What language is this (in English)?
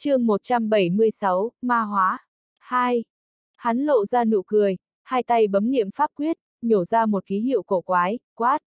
Vietnamese